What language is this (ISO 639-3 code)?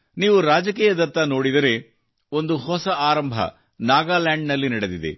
kan